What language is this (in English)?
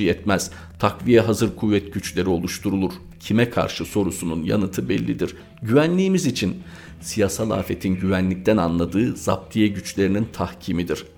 Turkish